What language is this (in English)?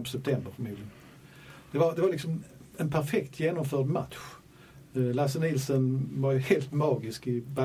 Swedish